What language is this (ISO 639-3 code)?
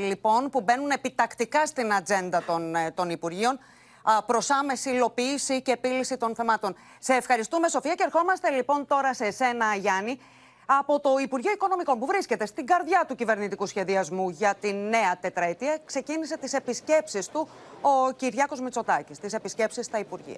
ell